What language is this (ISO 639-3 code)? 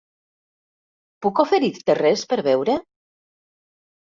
cat